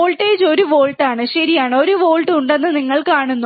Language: Malayalam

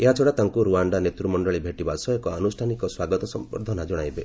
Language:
Odia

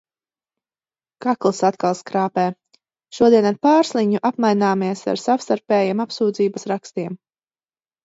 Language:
Latvian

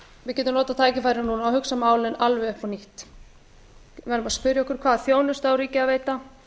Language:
Icelandic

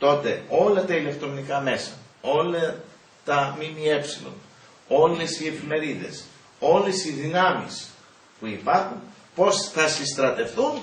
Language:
Greek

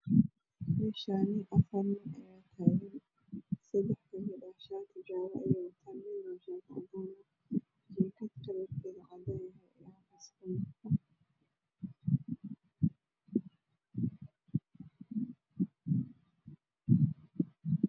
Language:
Somali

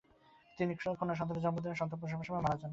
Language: Bangla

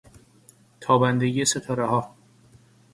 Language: Persian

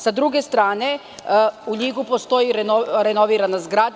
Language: Serbian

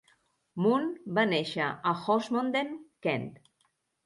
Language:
Catalan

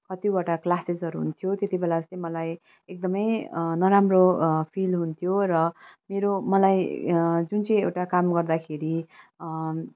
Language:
Nepali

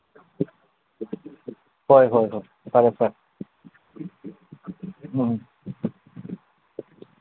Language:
Manipuri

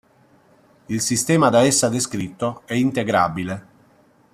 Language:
Italian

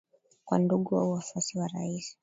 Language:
Swahili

